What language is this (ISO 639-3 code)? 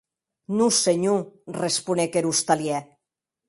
oci